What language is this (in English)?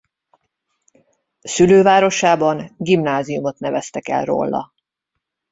Hungarian